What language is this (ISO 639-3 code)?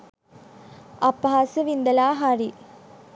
sin